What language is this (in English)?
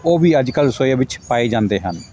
Punjabi